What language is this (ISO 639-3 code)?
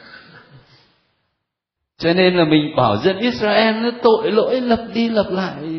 vie